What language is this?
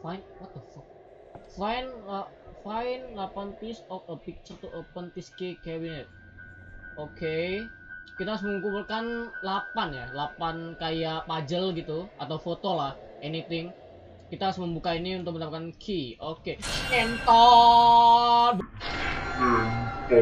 Indonesian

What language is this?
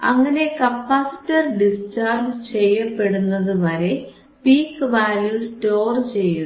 Malayalam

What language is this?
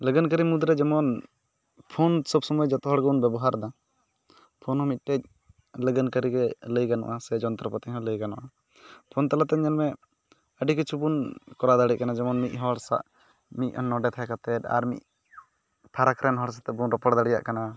Santali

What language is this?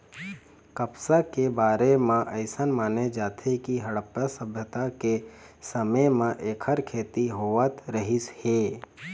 Chhattisgarhi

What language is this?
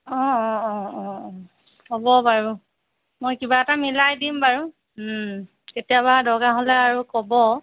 Assamese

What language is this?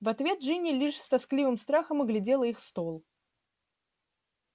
Russian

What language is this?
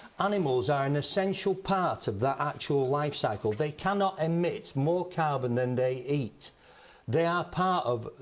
English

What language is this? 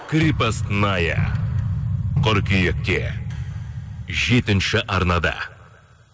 Kazakh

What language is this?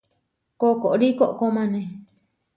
Huarijio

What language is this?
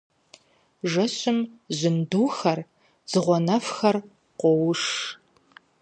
Kabardian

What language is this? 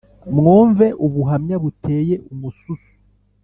Kinyarwanda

